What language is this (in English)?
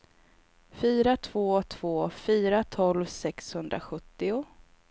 Swedish